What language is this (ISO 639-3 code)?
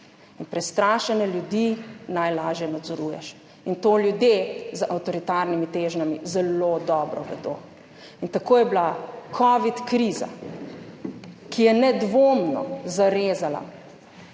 slv